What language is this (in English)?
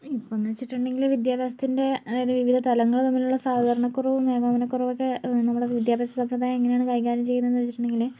Malayalam